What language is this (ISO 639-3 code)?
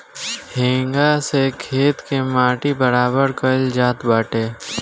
bho